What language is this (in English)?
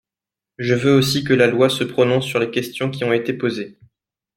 French